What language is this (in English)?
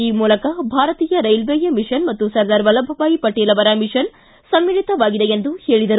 Kannada